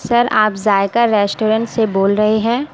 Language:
Urdu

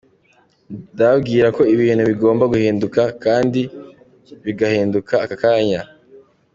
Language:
Kinyarwanda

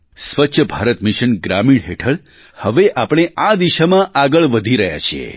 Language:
Gujarati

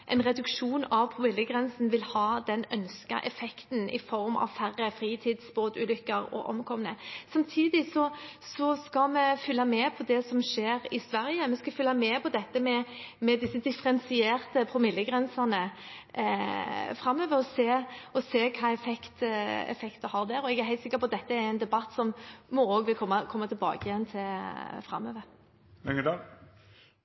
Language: Norwegian Bokmål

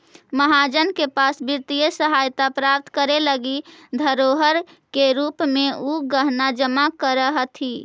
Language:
Magahi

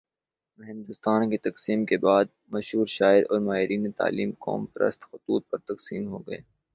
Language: Urdu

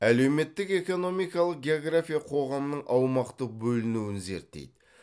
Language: Kazakh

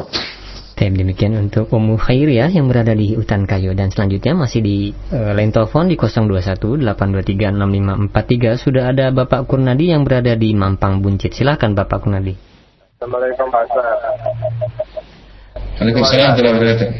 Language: Malay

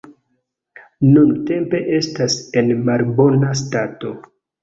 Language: Esperanto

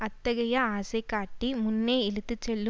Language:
Tamil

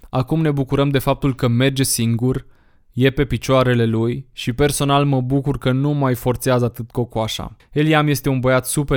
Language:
Romanian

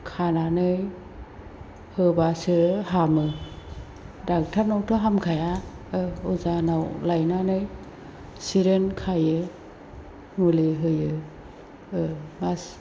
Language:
Bodo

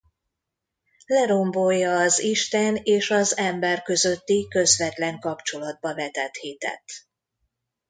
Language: Hungarian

